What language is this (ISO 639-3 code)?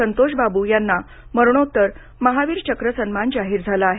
mar